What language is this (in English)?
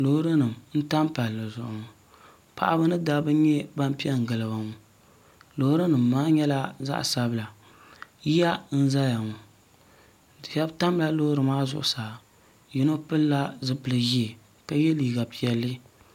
Dagbani